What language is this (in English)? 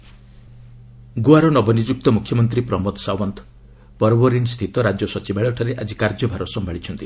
Odia